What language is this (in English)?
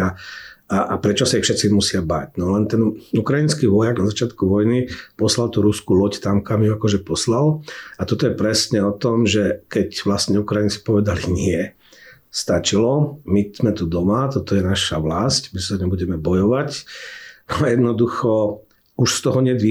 Slovak